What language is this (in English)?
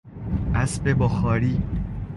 Persian